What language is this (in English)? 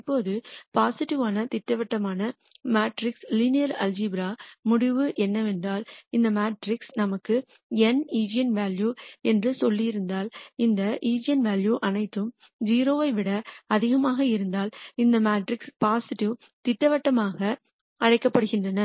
Tamil